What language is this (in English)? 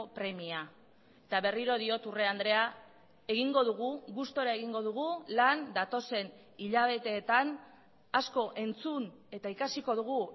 Basque